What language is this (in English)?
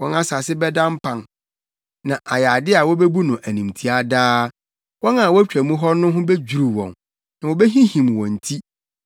Akan